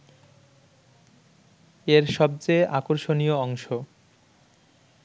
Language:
Bangla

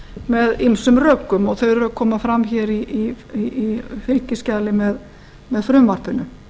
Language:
Icelandic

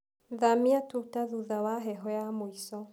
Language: Kikuyu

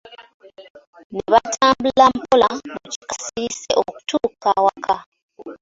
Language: Ganda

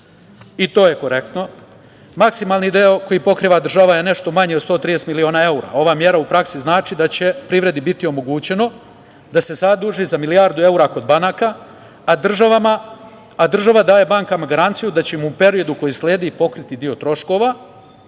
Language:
Serbian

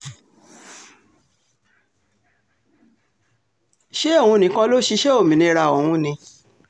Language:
Yoruba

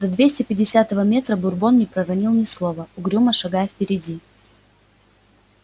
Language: Russian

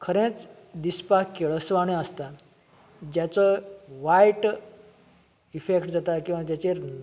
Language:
Konkani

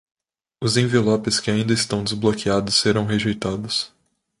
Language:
Portuguese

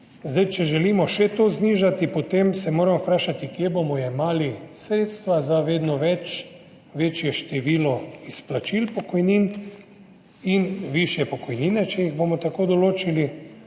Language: Slovenian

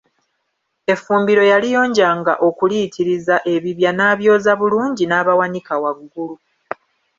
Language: Ganda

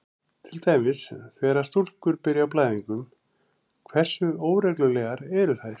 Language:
Icelandic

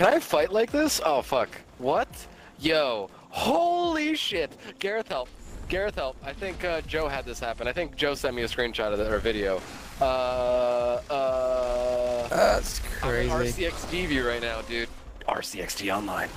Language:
English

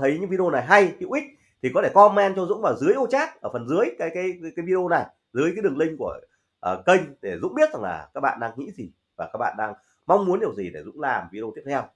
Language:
Vietnamese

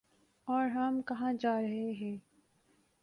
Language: Urdu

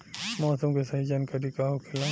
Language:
Bhojpuri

